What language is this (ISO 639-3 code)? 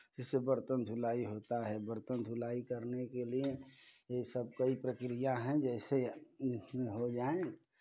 hin